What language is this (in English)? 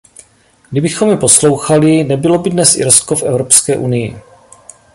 Czech